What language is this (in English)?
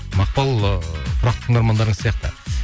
Kazakh